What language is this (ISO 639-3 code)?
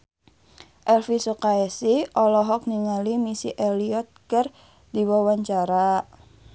sun